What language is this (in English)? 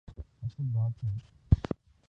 Urdu